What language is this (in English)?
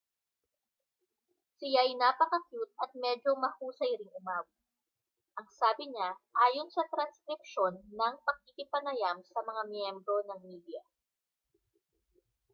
Filipino